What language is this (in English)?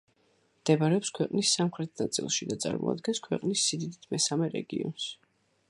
Georgian